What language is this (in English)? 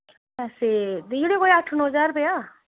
Dogri